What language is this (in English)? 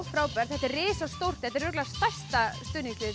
Icelandic